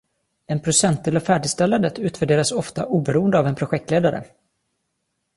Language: Swedish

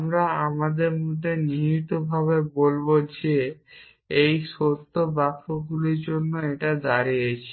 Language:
Bangla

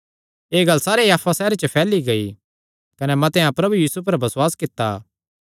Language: Kangri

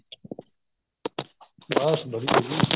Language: Punjabi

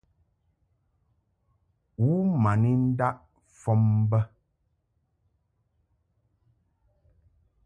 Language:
Mungaka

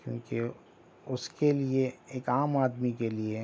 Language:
Urdu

